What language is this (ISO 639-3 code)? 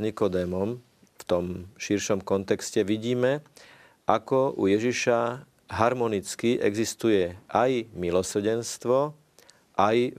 slk